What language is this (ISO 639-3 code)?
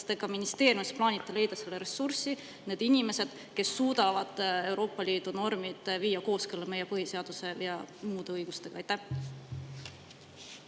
est